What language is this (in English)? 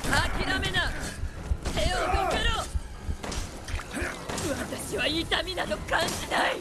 Japanese